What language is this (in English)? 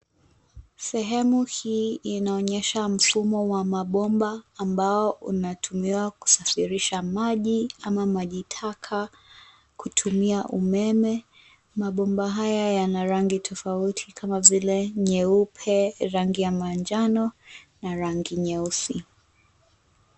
Swahili